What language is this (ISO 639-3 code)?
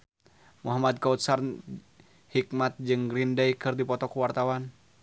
sun